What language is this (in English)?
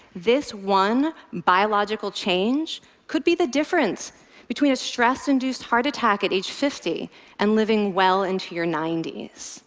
English